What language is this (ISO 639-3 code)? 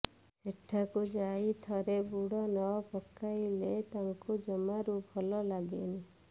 ori